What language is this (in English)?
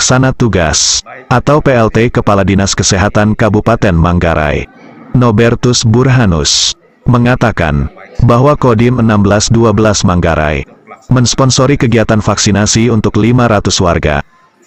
Indonesian